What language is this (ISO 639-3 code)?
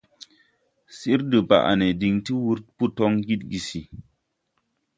tui